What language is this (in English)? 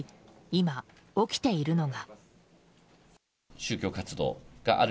Japanese